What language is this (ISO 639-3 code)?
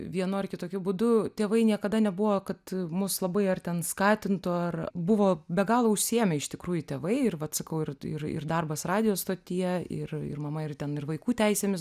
lit